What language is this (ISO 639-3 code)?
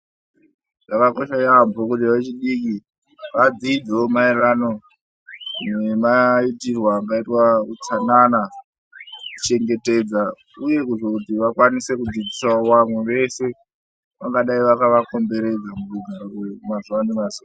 ndc